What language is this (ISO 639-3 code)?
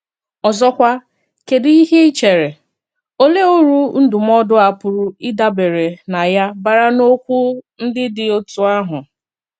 ibo